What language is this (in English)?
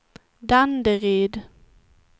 Swedish